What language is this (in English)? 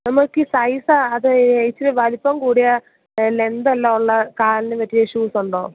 Malayalam